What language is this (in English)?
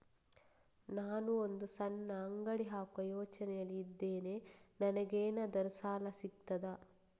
Kannada